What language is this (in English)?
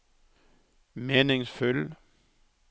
Norwegian